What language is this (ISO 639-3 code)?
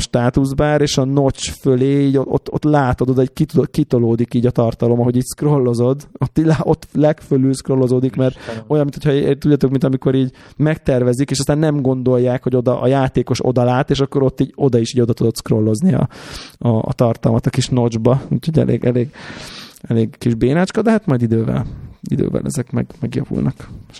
hun